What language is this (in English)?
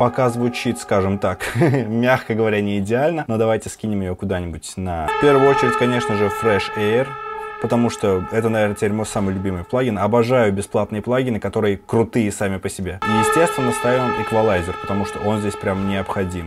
Russian